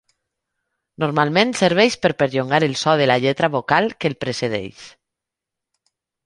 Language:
Catalan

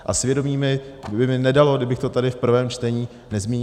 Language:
Czech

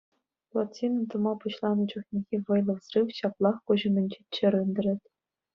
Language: Chuvash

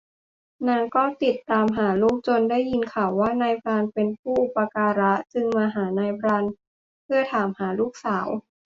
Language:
Thai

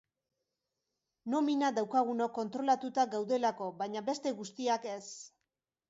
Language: Basque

